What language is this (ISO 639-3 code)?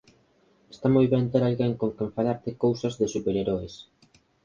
glg